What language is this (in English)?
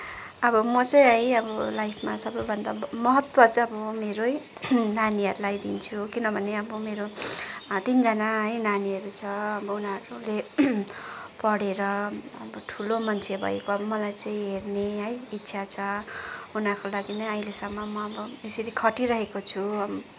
Nepali